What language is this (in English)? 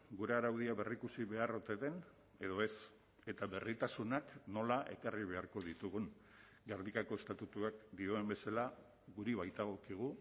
Basque